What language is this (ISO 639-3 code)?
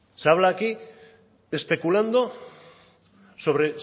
spa